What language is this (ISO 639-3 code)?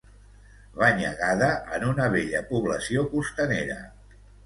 cat